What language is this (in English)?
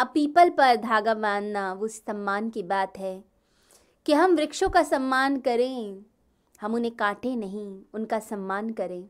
Hindi